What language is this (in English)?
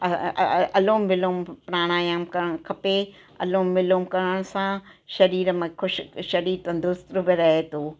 Sindhi